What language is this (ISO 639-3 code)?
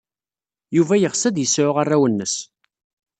kab